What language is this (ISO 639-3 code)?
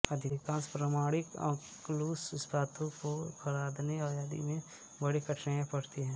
hin